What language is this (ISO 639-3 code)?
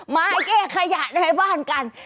tha